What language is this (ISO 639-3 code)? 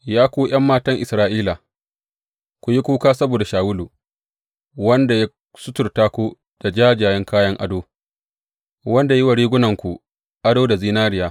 hau